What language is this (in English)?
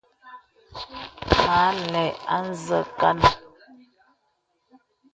Bebele